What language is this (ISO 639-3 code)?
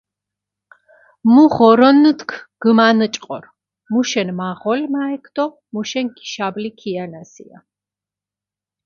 xmf